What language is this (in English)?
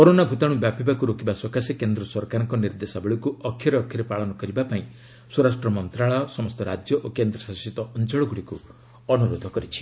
Odia